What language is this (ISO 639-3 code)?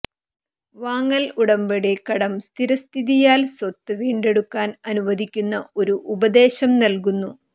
mal